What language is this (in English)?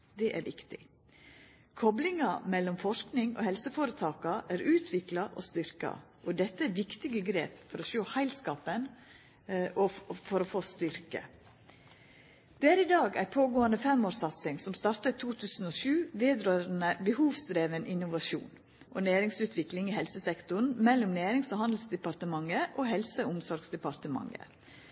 Norwegian Nynorsk